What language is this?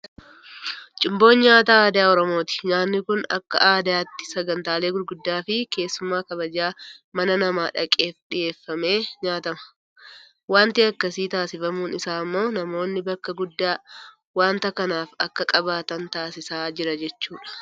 Oromo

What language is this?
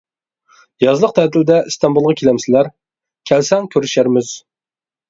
Uyghur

